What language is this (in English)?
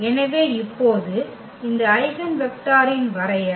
Tamil